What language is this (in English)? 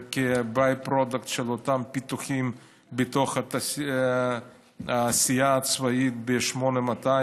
Hebrew